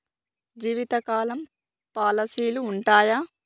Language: Telugu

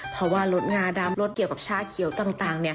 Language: Thai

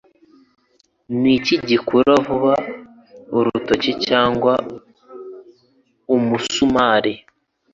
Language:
Kinyarwanda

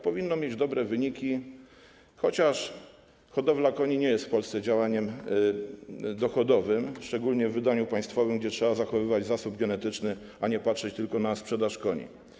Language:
Polish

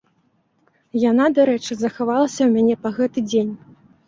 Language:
Belarusian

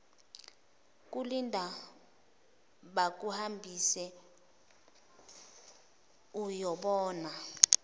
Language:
Zulu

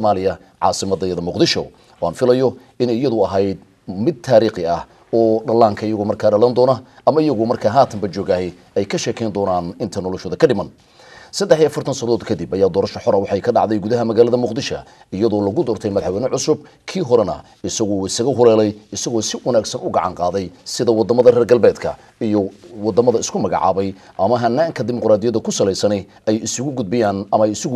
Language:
Arabic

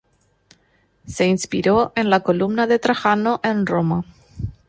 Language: Spanish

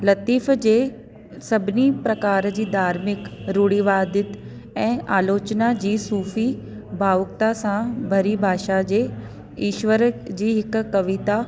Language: Sindhi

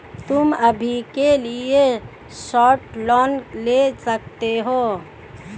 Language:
Hindi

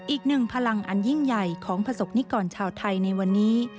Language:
Thai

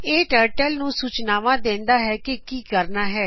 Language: Punjabi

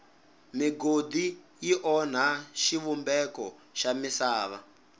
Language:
Tsonga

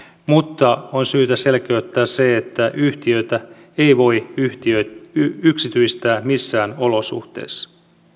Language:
Finnish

